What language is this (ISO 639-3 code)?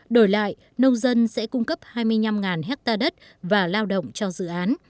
vie